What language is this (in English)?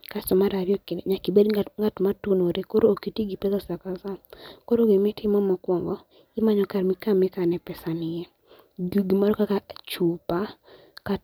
Luo (Kenya and Tanzania)